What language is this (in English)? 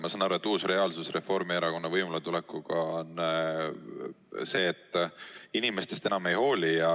Estonian